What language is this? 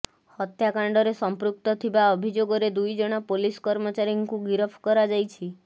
Odia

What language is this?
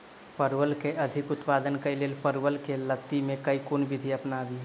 Maithili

